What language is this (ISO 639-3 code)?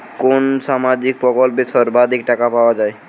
ben